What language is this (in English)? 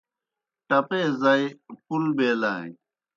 Kohistani Shina